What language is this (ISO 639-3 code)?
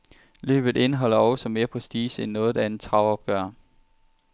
dan